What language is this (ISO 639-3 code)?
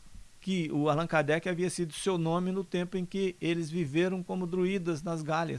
por